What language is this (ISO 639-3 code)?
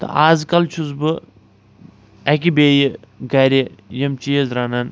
kas